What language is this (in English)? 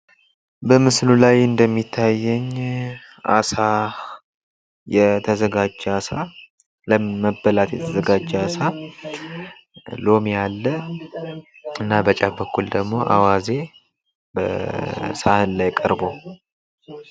Amharic